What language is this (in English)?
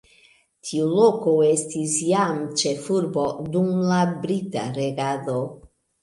Esperanto